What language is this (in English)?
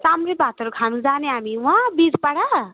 Nepali